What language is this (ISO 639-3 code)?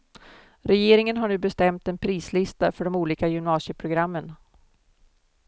swe